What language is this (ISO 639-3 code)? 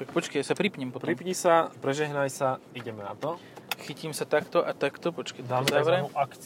slk